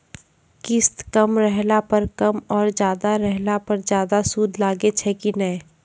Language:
Maithili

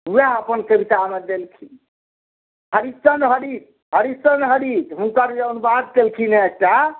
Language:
Maithili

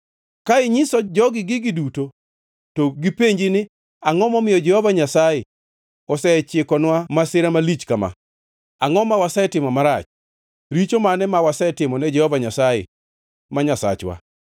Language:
Luo (Kenya and Tanzania)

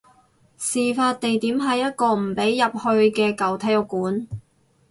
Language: Cantonese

